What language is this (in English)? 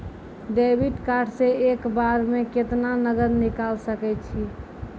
Maithili